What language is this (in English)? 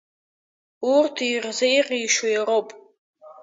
Abkhazian